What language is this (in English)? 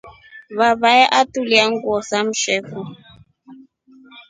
Rombo